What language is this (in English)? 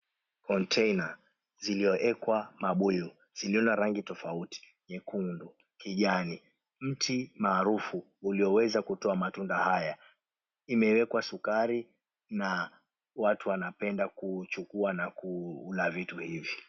Swahili